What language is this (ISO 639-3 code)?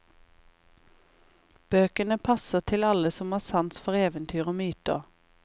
nor